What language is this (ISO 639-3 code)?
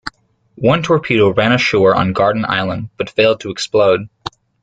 eng